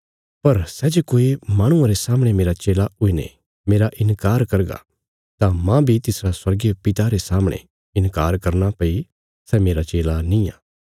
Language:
Bilaspuri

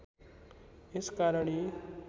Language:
Nepali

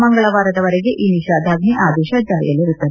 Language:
Kannada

